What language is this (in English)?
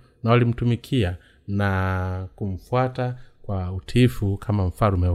Swahili